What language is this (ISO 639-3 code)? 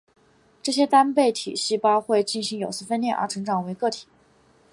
zho